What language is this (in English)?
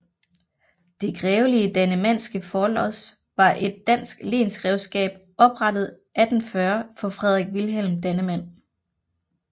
Danish